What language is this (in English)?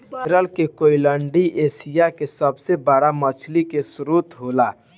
Bhojpuri